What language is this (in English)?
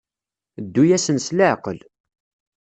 Kabyle